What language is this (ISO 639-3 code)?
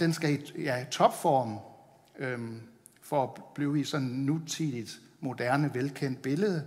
dan